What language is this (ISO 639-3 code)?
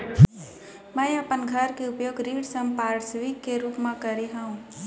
hne